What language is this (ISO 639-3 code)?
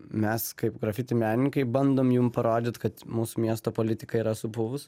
lit